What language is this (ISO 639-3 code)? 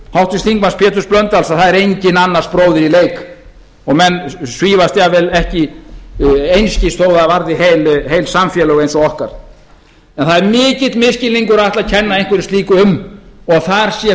isl